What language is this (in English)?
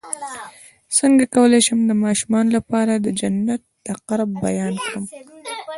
Pashto